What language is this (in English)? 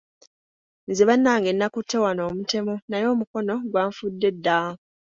Ganda